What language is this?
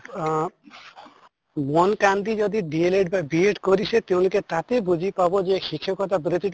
Assamese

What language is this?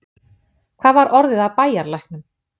Icelandic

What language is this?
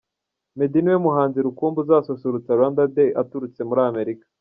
Kinyarwanda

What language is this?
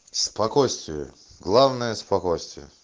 Russian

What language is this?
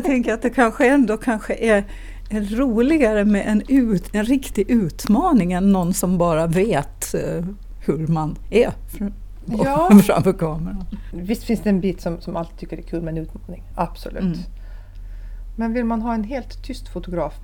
Swedish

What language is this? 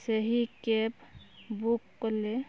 Odia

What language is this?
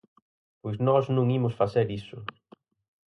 Galician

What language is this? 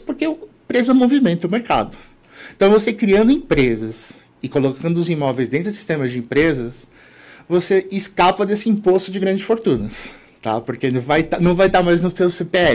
Portuguese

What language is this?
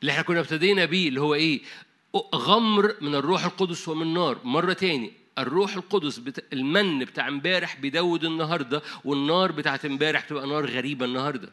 Arabic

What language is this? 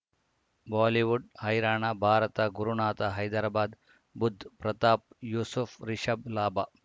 Kannada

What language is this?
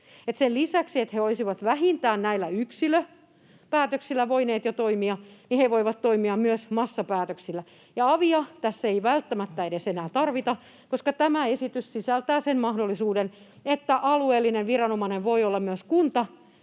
Finnish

